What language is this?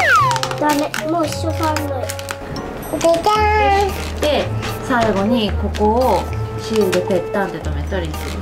Japanese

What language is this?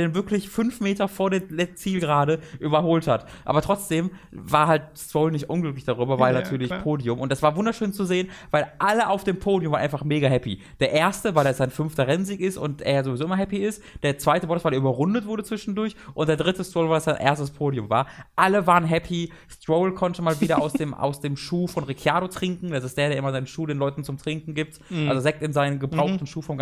German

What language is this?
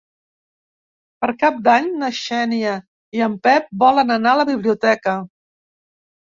Catalan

